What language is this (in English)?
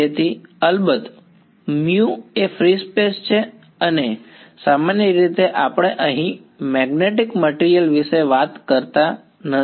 Gujarati